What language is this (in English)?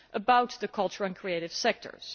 English